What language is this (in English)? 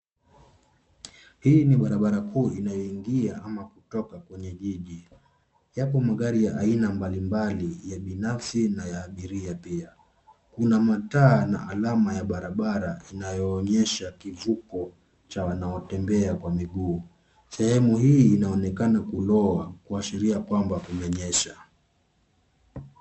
Swahili